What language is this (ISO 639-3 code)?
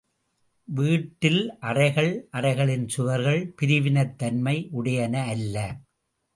tam